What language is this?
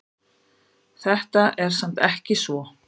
Icelandic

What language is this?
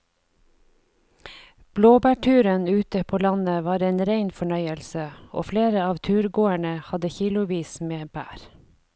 Norwegian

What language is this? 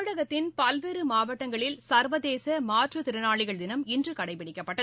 Tamil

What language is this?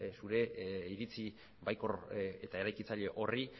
Basque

